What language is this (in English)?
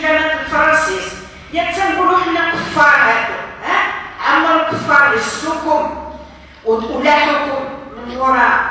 Arabic